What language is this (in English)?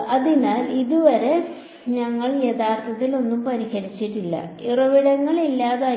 Malayalam